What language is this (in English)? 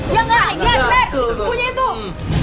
Indonesian